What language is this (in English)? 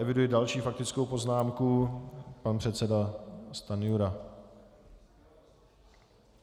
Czech